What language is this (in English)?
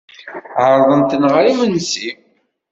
Kabyle